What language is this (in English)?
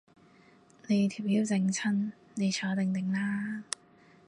Cantonese